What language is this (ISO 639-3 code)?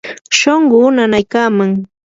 qur